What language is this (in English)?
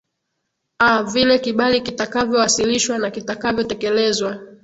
Swahili